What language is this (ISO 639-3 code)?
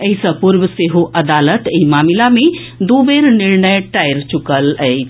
mai